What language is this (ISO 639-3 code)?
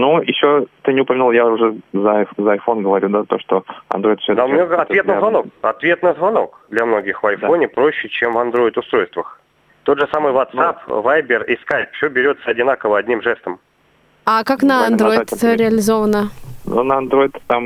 rus